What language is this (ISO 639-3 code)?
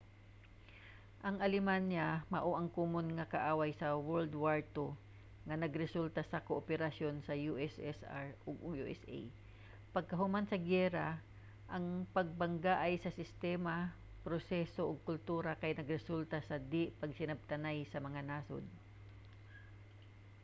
ceb